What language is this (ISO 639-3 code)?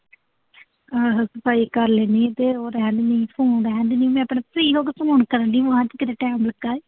pan